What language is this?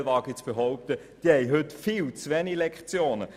Swiss German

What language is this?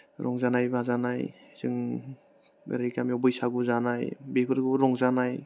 Bodo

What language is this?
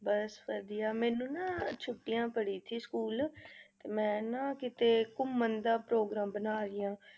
Punjabi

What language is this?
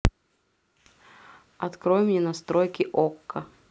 Russian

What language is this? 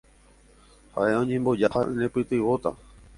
Guarani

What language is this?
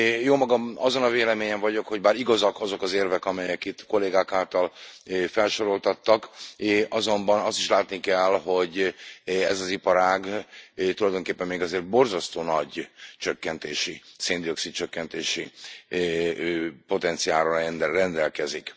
Hungarian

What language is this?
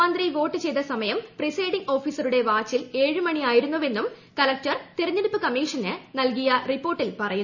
Malayalam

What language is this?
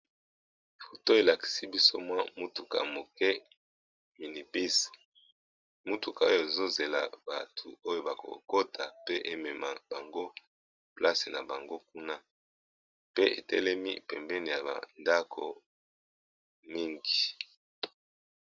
Lingala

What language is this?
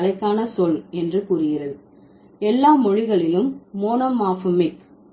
Tamil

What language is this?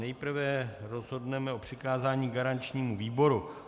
Czech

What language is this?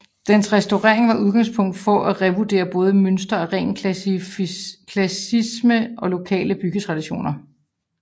Danish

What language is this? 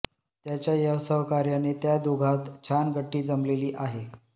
Marathi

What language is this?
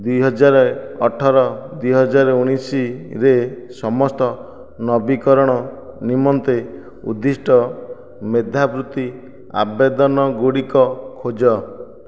Odia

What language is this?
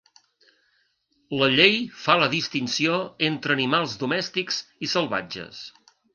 Catalan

